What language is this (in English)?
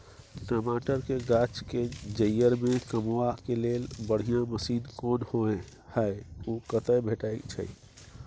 Maithili